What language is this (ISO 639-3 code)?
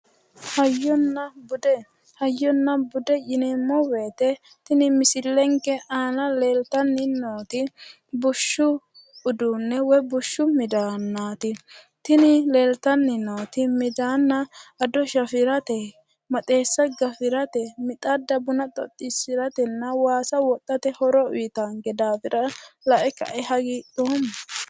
sid